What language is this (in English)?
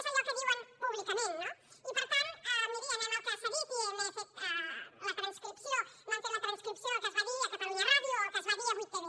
Catalan